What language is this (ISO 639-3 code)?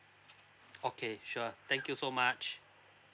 eng